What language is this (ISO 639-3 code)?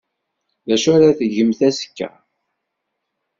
kab